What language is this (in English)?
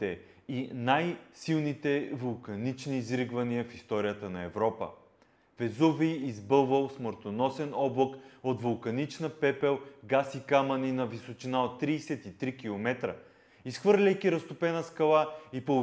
Bulgarian